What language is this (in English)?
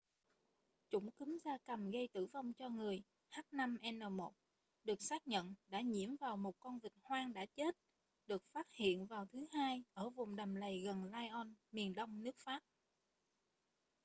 Vietnamese